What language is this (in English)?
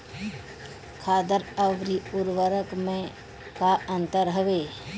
Bhojpuri